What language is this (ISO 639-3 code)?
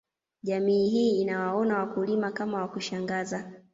swa